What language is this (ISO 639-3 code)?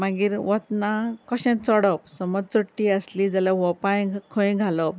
kok